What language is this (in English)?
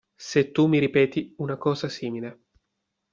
Italian